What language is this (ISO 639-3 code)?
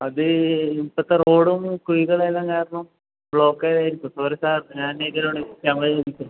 mal